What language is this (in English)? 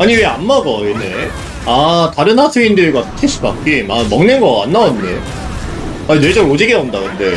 Korean